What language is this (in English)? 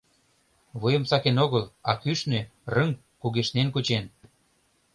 Mari